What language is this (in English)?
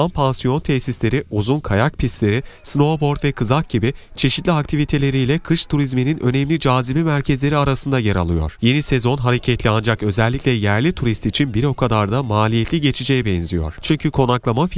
Turkish